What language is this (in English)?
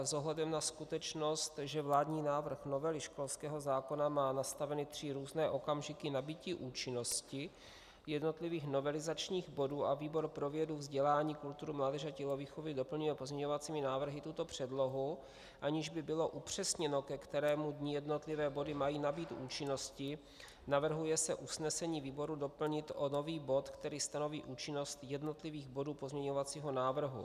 Czech